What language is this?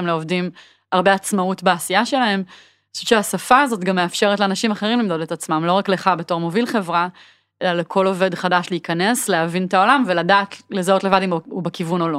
Hebrew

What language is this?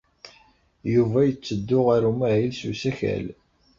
Kabyle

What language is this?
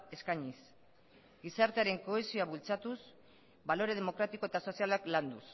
Basque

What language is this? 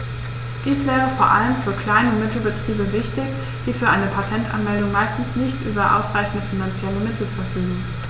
German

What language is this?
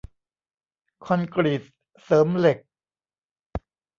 Thai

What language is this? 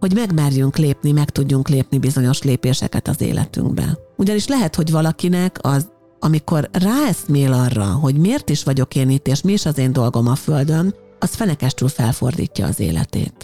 Hungarian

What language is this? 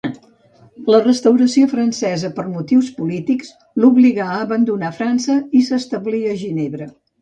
Catalan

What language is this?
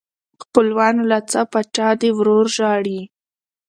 Pashto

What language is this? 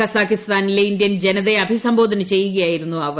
Malayalam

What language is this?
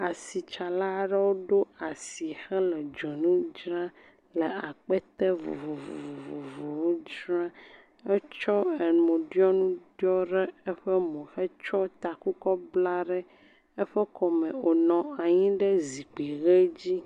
Ewe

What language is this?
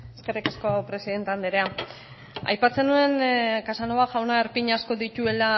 Basque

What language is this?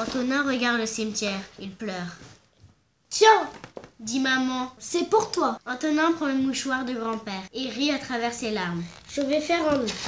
French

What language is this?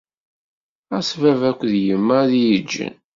Kabyle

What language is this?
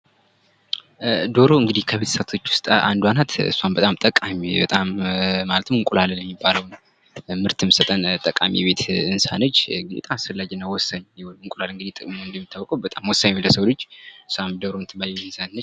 Amharic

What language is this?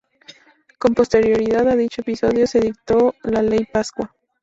Spanish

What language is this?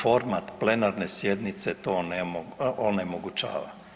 Croatian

